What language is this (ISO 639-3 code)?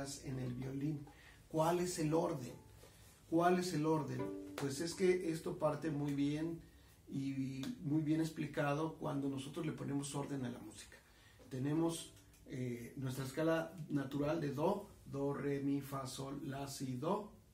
spa